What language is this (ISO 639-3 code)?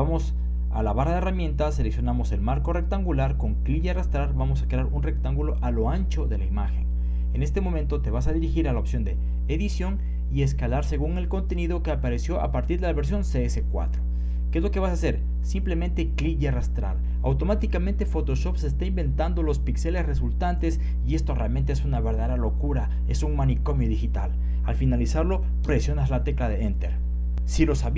spa